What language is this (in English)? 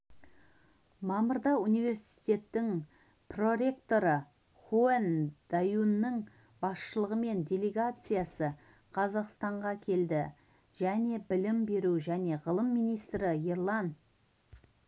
Kazakh